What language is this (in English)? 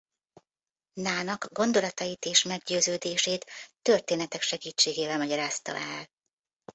Hungarian